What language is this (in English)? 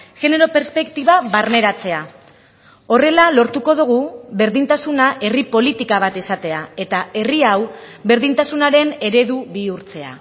Basque